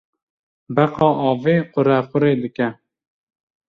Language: Kurdish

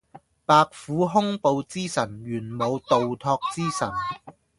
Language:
Cantonese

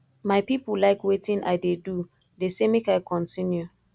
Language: Nigerian Pidgin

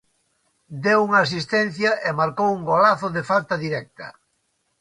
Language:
Galician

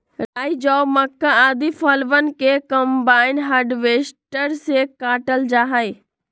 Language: Magahi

